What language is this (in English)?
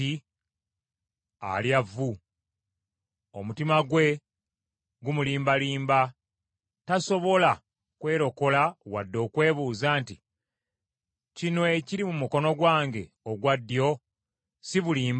Ganda